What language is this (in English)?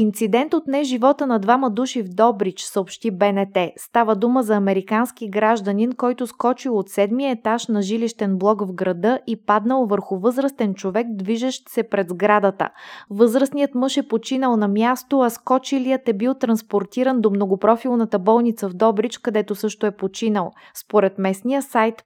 Bulgarian